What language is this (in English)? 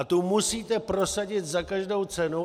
Czech